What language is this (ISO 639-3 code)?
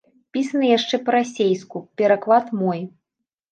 bel